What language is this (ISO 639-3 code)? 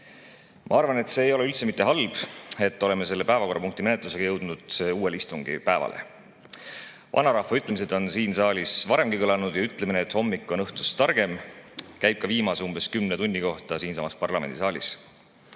est